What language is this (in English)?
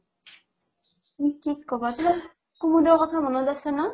Assamese